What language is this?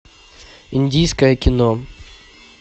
Russian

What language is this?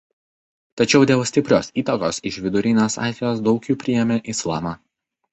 Lithuanian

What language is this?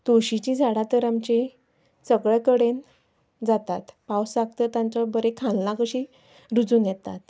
Konkani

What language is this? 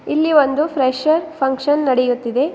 Kannada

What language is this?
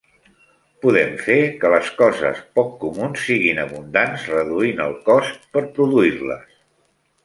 Catalan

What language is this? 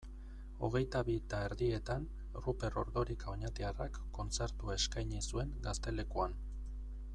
Basque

